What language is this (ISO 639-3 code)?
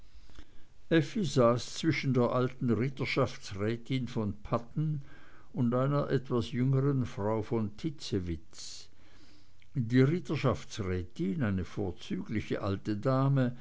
deu